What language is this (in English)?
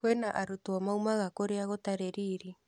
Kikuyu